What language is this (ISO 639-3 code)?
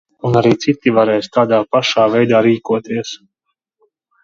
lav